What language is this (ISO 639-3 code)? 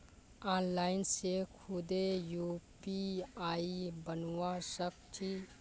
mag